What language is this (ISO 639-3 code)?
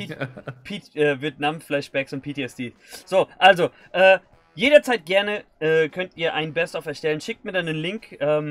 deu